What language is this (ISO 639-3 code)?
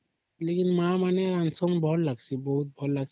ori